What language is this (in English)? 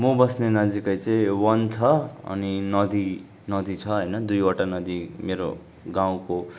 Nepali